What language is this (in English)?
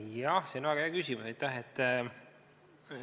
Estonian